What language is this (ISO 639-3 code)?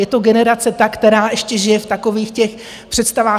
ces